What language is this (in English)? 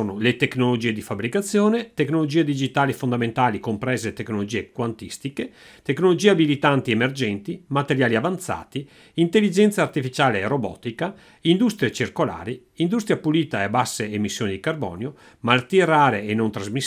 Italian